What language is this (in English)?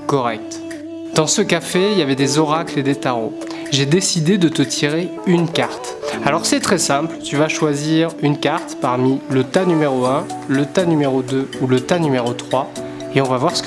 French